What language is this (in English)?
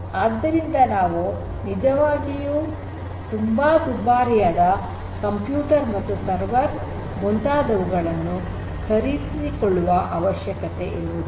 Kannada